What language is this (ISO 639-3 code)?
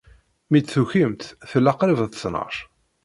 kab